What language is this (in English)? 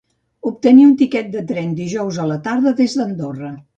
Catalan